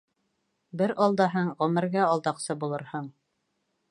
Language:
Bashkir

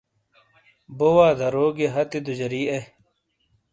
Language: Shina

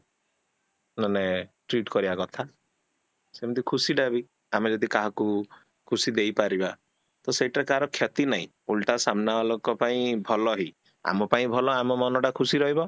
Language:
Odia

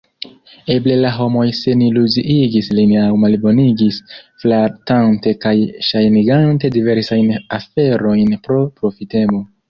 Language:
Esperanto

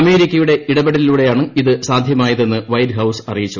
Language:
Malayalam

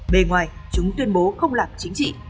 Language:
Vietnamese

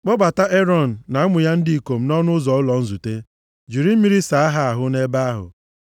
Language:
Igbo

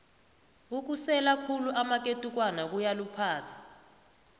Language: South Ndebele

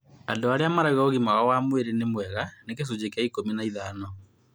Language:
Kikuyu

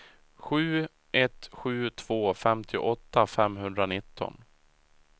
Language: Swedish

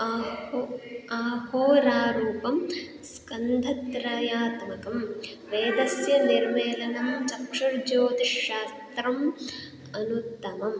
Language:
Sanskrit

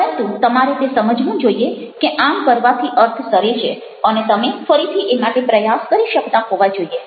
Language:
Gujarati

